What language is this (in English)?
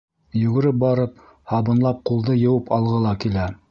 Bashkir